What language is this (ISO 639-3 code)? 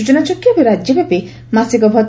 ori